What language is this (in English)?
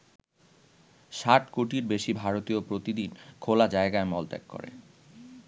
Bangla